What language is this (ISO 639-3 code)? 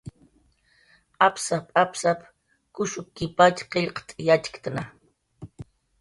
jqr